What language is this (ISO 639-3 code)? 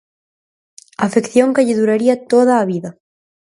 glg